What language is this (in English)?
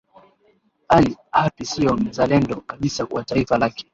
Swahili